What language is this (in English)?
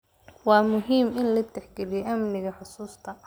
Somali